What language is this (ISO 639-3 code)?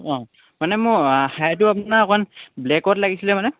asm